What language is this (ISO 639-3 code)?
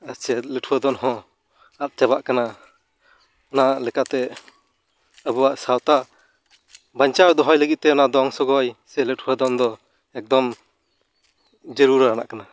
sat